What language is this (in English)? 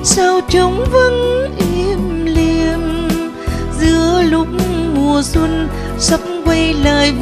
Vietnamese